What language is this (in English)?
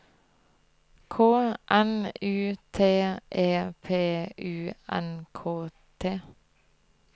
Norwegian